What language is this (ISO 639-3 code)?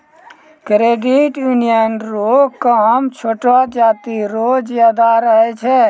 mai